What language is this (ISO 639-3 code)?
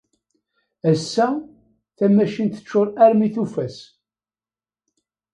kab